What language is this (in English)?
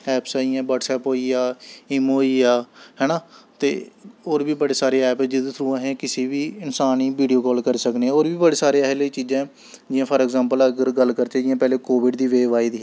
Dogri